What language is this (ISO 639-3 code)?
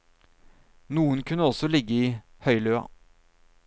nor